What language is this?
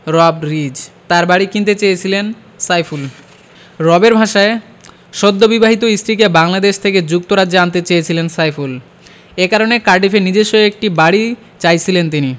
Bangla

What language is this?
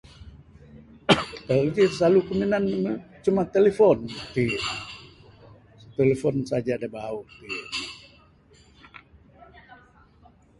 Bukar-Sadung Bidayuh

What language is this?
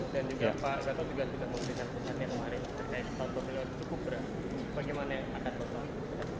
Indonesian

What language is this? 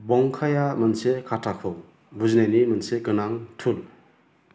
Bodo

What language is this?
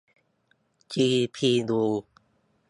Thai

